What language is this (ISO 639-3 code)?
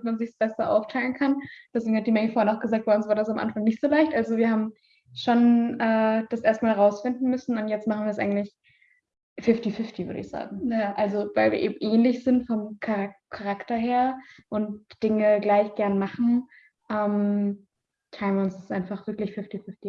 deu